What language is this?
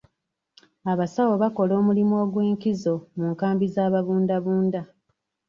Ganda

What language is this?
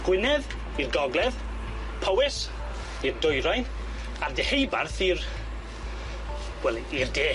Welsh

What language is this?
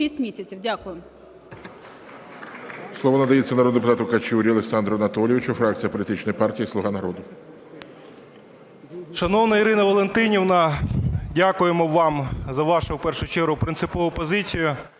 Ukrainian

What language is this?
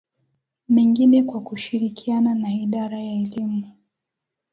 Swahili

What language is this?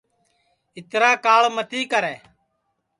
Sansi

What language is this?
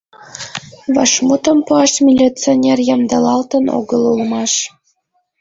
Mari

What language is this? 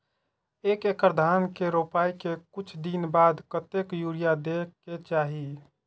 Maithili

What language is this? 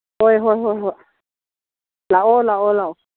Manipuri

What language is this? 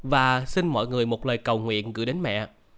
Vietnamese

